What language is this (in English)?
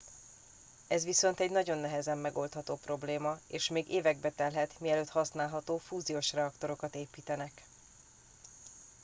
Hungarian